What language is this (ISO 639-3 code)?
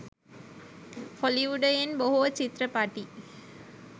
sin